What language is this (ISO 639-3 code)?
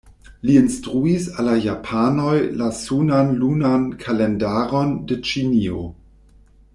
epo